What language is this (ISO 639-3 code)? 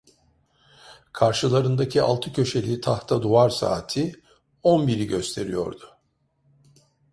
tur